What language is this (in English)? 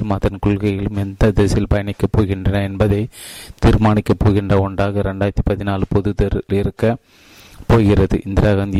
Tamil